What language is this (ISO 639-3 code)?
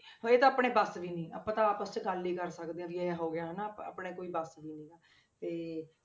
pan